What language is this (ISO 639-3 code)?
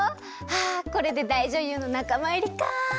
jpn